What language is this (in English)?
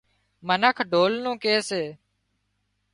Wadiyara Koli